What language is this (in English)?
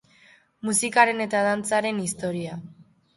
Basque